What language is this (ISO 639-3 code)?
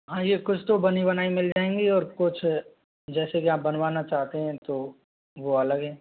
hin